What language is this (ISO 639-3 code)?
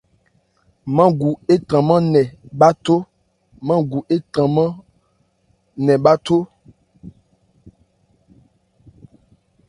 ebr